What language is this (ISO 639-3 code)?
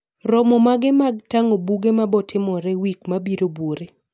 luo